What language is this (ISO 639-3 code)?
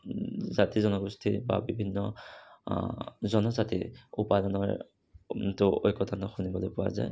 asm